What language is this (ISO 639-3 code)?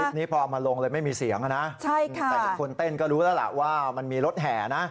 tha